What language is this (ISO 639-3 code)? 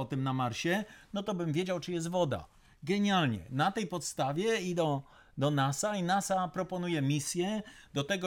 pol